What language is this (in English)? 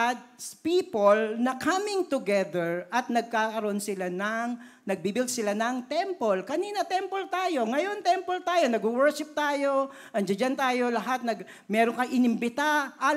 Filipino